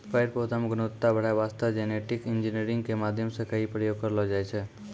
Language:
Maithili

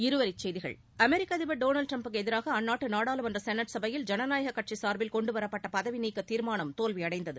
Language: Tamil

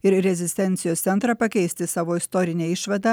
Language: Lithuanian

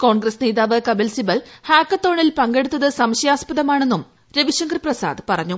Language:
Malayalam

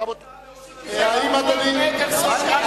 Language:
Hebrew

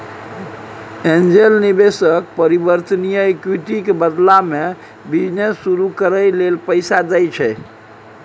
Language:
Maithili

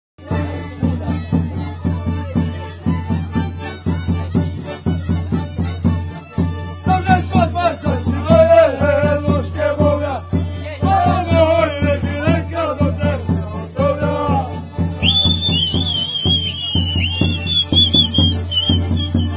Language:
Arabic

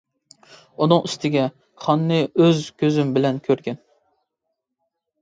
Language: Uyghur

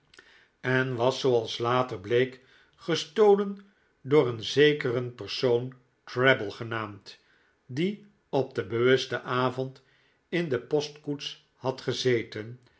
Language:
Dutch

